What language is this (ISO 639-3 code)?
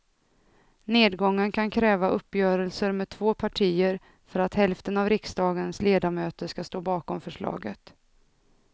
swe